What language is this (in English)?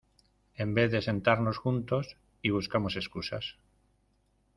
Spanish